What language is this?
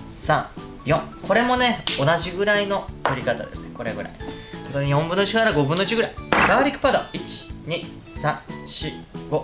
Japanese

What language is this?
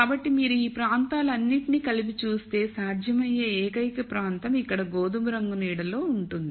Telugu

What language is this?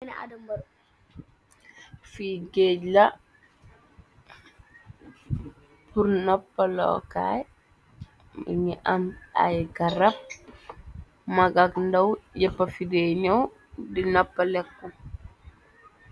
Wolof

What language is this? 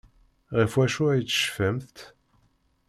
Kabyle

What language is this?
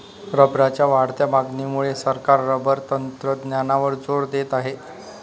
Marathi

